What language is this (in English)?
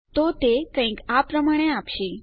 Gujarati